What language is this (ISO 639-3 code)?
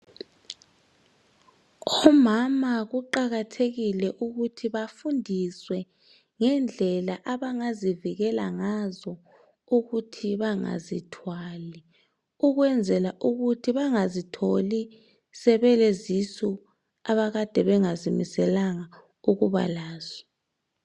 nde